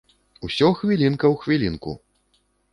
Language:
Belarusian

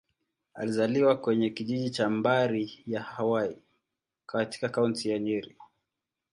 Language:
Swahili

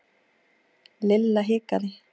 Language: Icelandic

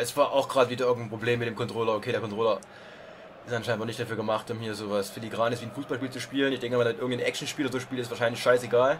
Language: German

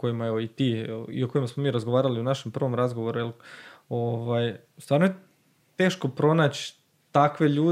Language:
Croatian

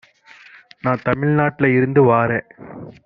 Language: Tamil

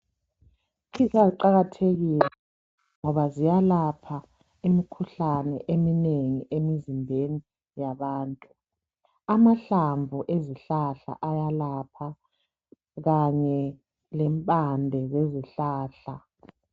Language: North Ndebele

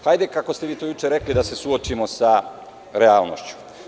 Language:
Serbian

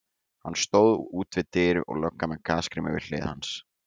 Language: Icelandic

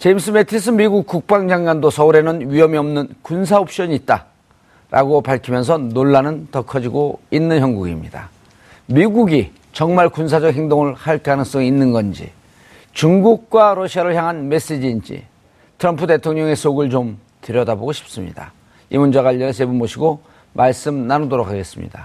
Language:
Korean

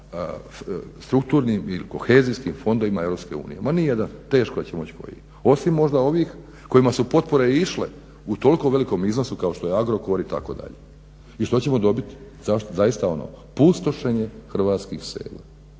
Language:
Croatian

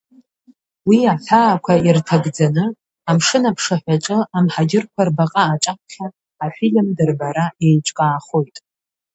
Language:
Abkhazian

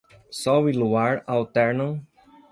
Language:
Portuguese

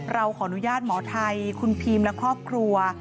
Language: Thai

